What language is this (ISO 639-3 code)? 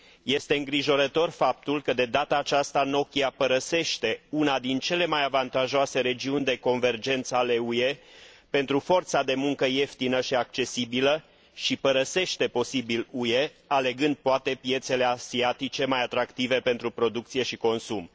ron